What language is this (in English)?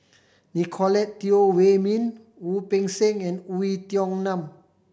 English